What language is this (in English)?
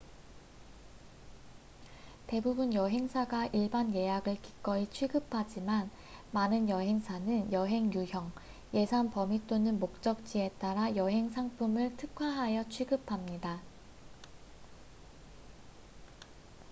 Korean